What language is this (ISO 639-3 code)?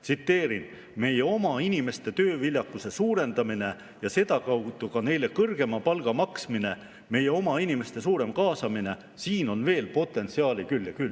est